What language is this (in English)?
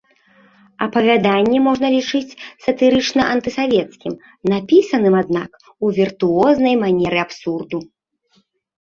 Belarusian